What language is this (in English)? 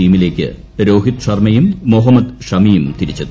Malayalam